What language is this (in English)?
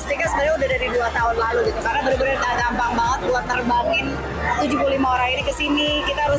Indonesian